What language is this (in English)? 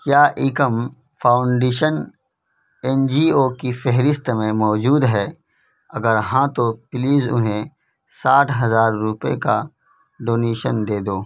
Urdu